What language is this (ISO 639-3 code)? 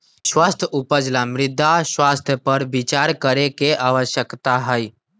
mag